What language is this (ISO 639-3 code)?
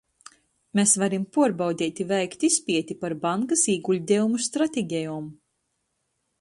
ltg